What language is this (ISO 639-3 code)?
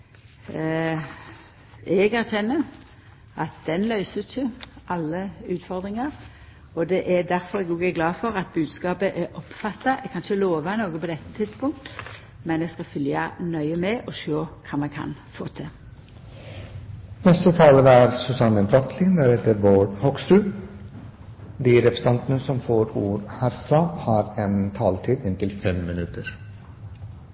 nor